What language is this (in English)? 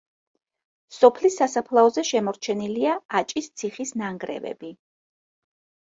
Georgian